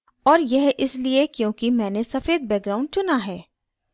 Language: Hindi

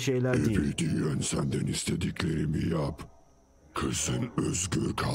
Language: Turkish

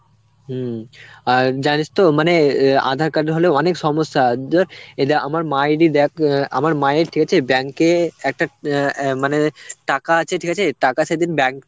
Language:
Bangla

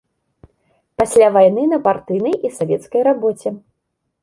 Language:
Belarusian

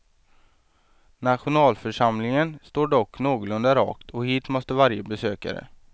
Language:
Swedish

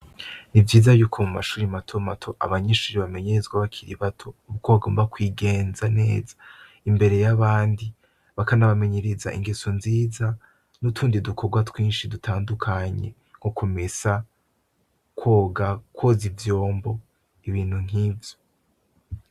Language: Rundi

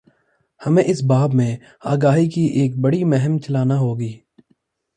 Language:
Urdu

